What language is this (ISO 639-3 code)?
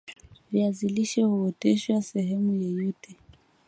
swa